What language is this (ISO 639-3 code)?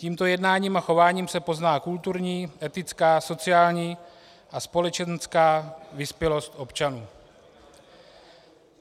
ces